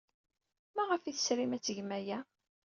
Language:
Kabyle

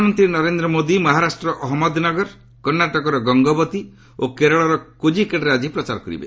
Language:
Odia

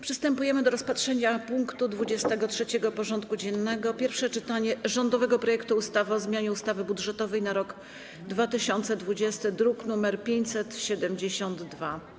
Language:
Polish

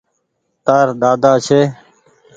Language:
Goaria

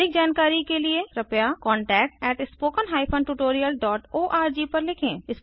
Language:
Hindi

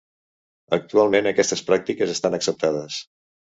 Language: Catalan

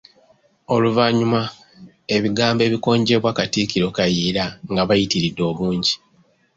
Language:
Ganda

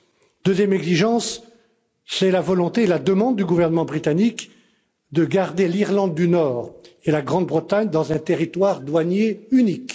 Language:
French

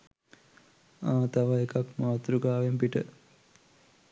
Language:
Sinhala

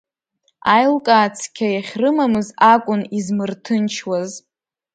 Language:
Abkhazian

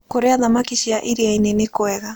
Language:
Kikuyu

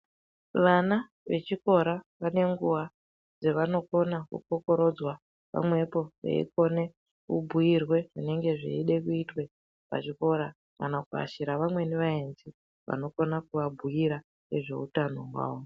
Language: Ndau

